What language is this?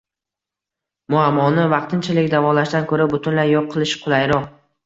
Uzbek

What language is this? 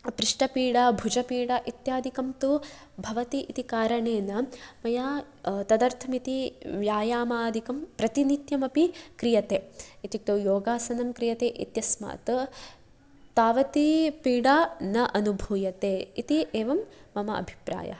Sanskrit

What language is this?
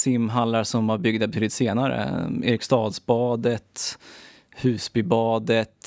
Swedish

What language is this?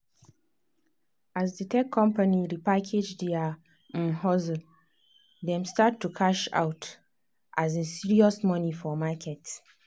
Nigerian Pidgin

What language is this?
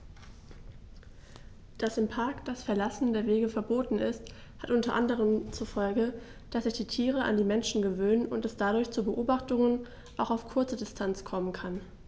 German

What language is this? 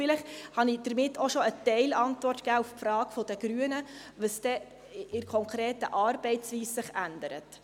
Swiss German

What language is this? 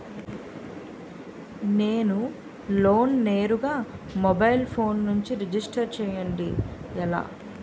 Telugu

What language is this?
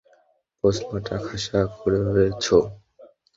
Bangla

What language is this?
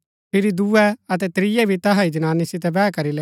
Gaddi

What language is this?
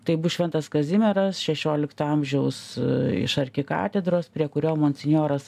Lithuanian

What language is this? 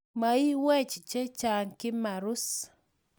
Kalenjin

